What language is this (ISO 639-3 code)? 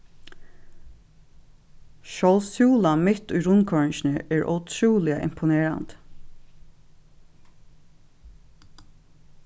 fao